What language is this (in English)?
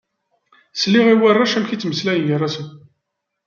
Kabyle